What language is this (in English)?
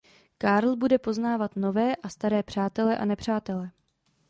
Czech